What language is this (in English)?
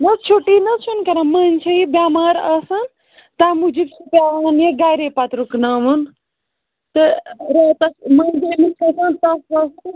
Kashmiri